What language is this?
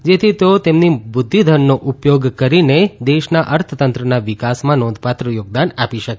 Gujarati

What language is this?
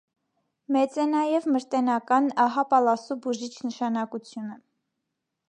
Armenian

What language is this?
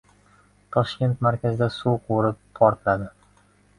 Uzbek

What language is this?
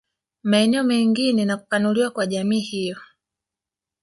Swahili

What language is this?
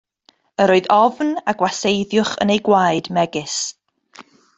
Welsh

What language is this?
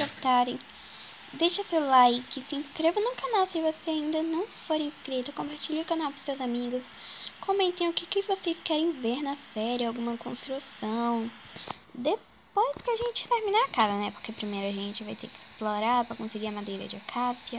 Portuguese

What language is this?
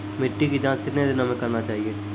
Maithili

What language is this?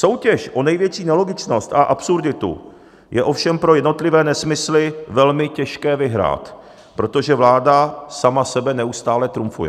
Czech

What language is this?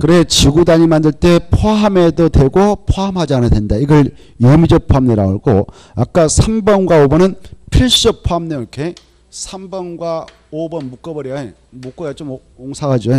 Korean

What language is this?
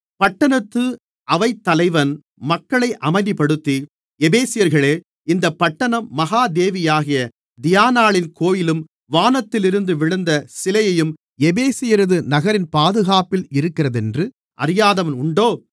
Tamil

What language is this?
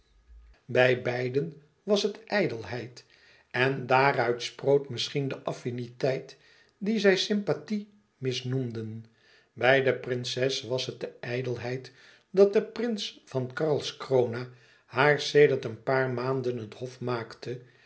Dutch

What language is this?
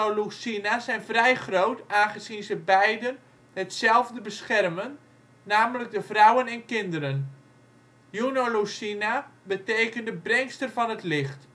Dutch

